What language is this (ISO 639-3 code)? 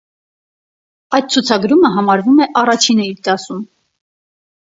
hye